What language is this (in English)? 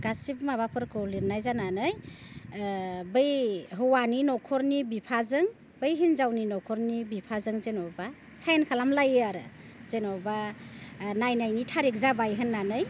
Bodo